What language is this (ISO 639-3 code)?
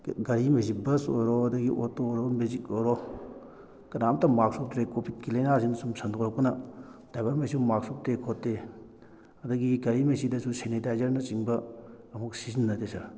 mni